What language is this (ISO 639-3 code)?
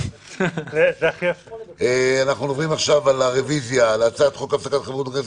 heb